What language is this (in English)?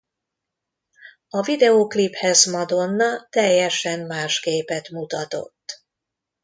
Hungarian